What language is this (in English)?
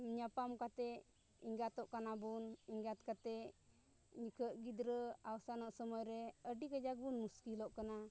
Santali